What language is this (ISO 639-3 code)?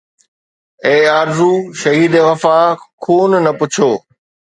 snd